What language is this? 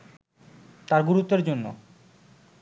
Bangla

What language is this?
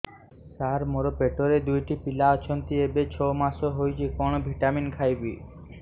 Odia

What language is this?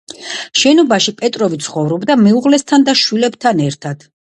Georgian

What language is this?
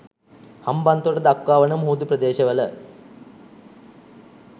Sinhala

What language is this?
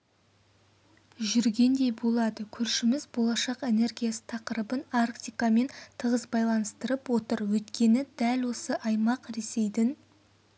Kazakh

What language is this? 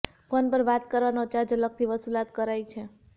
Gujarati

